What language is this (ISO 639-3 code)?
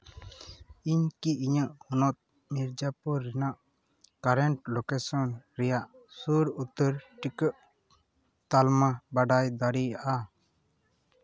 sat